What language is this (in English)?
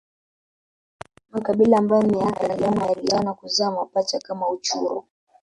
Swahili